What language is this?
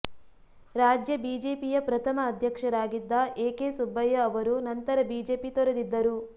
Kannada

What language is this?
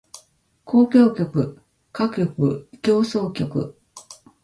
Japanese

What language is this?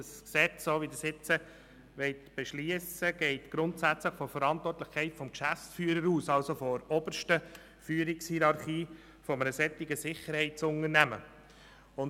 Swiss German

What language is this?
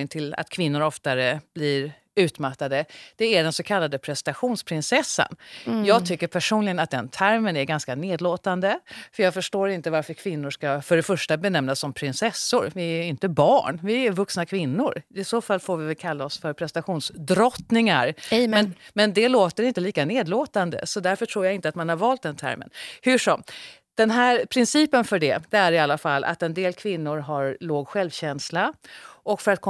Swedish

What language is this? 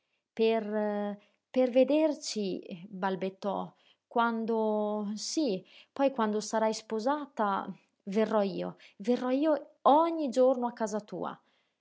Italian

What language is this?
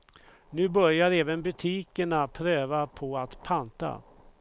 Swedish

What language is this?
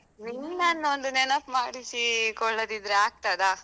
Kannada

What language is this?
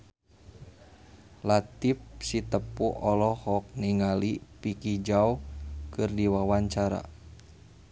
Sundanese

